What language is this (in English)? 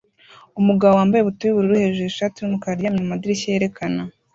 Kinyarwanda